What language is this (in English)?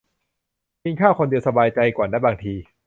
Thai